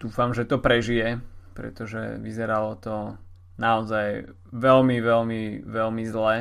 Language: Slovak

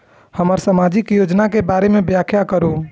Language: Maithili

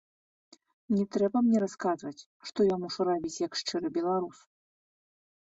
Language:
Belarusian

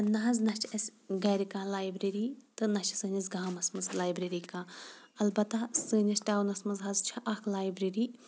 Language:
Kashmiri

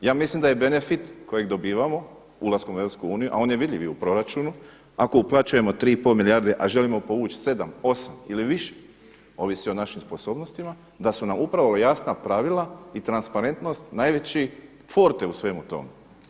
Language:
Croatian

